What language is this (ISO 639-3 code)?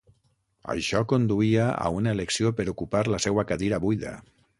cat